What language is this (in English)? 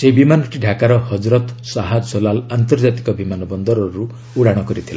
Odia